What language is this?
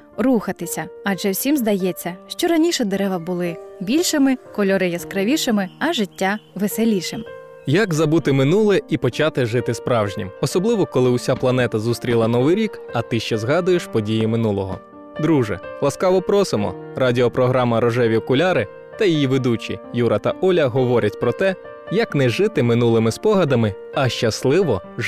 Ukrainian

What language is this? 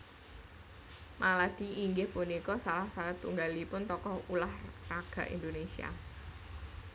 Javanese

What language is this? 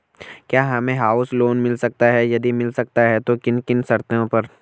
Hindi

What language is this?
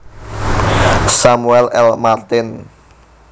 Javanese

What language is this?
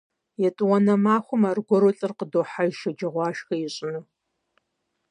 Kabardian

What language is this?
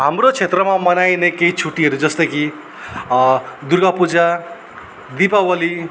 Nepali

